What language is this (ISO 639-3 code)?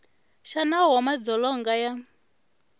tso